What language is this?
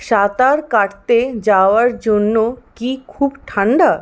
Bangla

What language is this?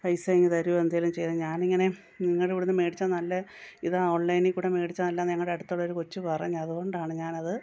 Malayalam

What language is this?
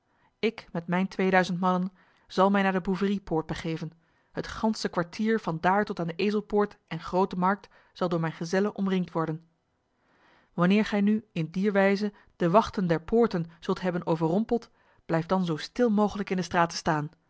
Dutch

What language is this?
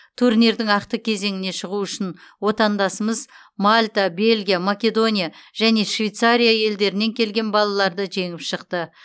Kazakh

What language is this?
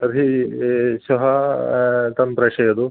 Sanskrit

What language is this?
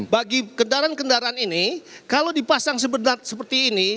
Indonesian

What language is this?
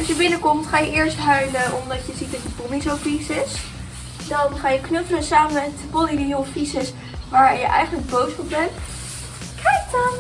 Dutch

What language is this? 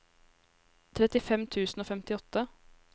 Norwegian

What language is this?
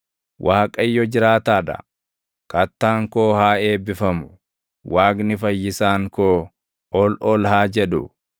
Oromo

